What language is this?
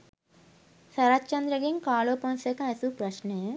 Sinhala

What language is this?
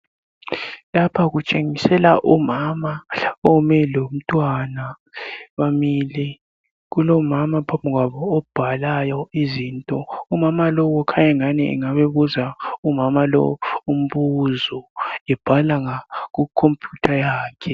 North Ndebele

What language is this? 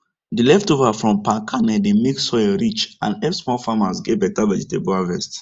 Nigerian Pidgin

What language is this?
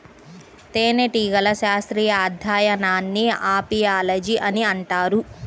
Telugu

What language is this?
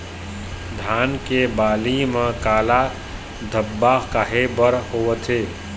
Chhattisgarhi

